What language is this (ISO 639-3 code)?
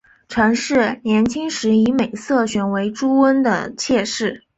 zho